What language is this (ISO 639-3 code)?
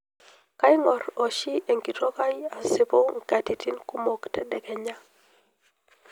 mas